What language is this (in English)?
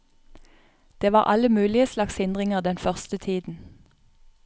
Norwegian